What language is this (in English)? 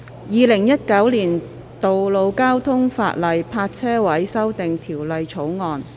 Cantonese